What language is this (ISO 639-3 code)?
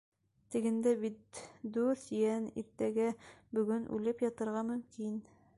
bak